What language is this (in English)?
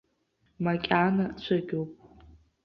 Abkhazian